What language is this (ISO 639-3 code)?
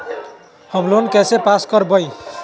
mag